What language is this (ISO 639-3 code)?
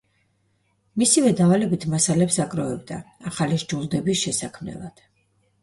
kat